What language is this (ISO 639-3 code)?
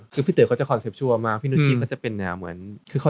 tha